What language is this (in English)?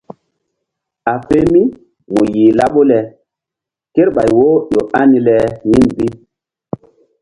Mbum